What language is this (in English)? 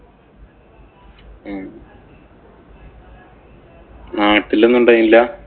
Malayalam